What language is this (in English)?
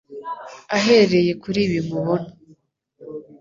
Kinyarwanda